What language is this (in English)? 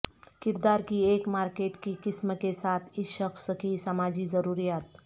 Urdu